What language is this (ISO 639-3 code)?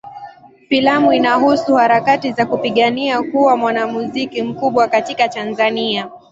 swa